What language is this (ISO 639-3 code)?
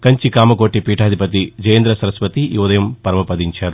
tel